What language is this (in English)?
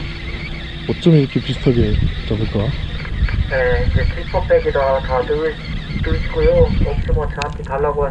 Korean